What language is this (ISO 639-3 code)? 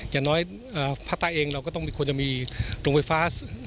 tha